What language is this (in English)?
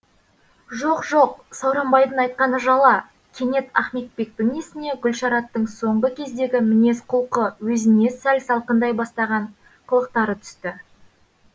Kazakh